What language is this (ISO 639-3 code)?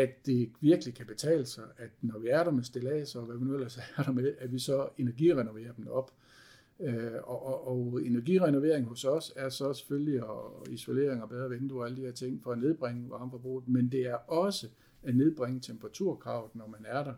dan